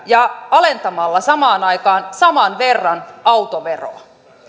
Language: Finnish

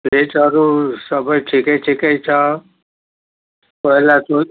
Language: Nepali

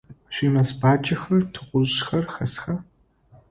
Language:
Adyghe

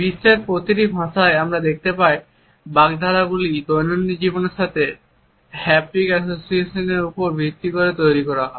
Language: Bangla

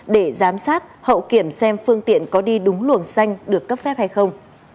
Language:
Vietnamese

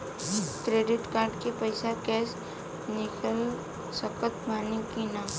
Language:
Bhojpuri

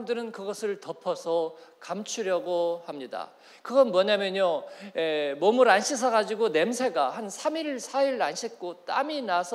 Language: Korean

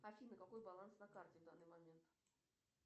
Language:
Russian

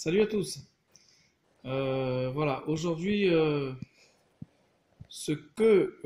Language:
French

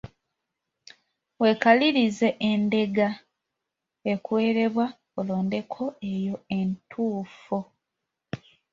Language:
Ganda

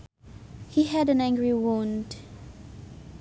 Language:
Sundanese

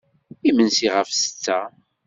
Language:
Kabyle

